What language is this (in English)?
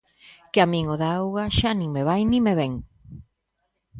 Galician